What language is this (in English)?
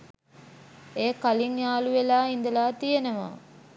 Sinhala